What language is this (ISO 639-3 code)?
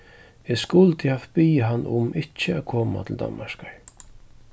fao